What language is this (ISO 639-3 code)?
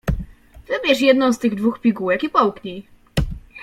pol